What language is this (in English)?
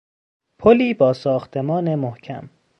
Persian